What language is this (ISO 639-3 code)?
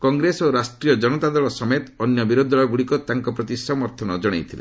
ori